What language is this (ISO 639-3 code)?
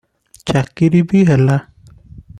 ori